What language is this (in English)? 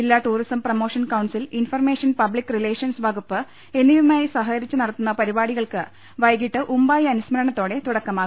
Malayalam